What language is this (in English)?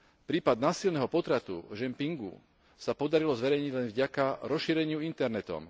Slovak